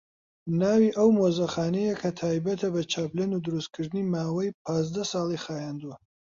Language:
Central Kurdish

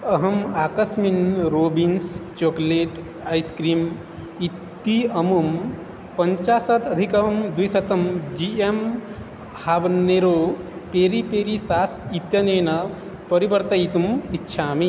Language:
Sanskrit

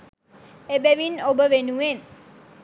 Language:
Sinhala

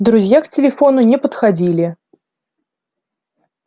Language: Russian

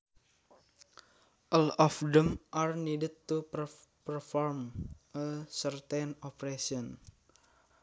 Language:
Javanese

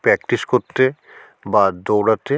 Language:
Bangla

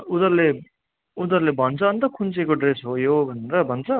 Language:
Nepali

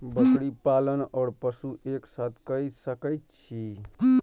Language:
Maithili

